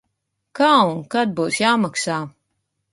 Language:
Latvian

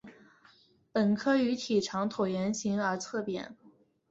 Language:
Chinese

